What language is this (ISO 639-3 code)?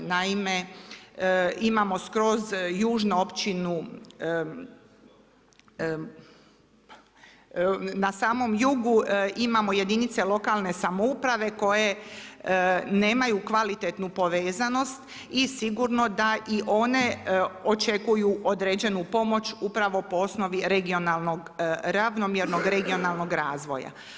hrv